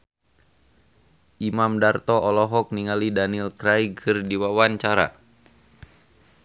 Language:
Sundanese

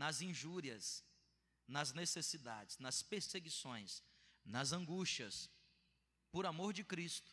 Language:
Portuguese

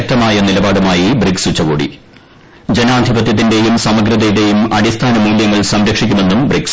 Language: Malayalam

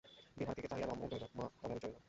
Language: Bangla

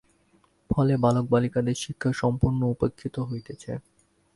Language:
Bangla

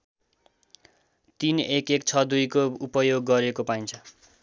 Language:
Nepali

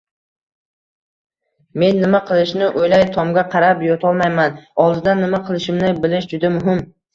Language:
Uzbek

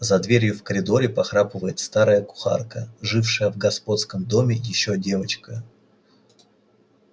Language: Russian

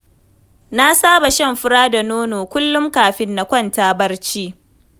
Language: Hausa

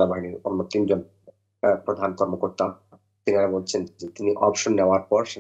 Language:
Bangla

